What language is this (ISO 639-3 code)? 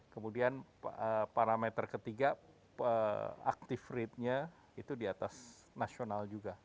ind